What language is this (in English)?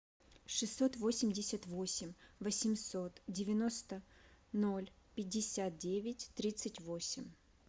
Russian